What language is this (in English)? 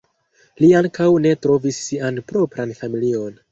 Esperanto